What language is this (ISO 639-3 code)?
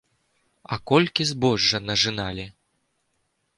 bel